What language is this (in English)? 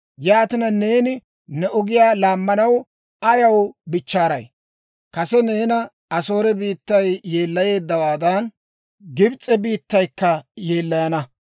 Dawro